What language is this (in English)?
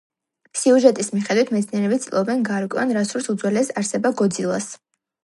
Georgian